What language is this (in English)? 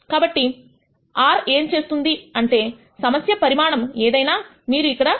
Telugu